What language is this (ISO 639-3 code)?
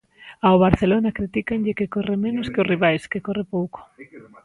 glg